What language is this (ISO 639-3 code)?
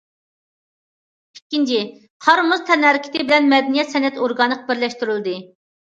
uig